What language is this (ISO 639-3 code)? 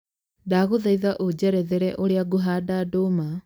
kik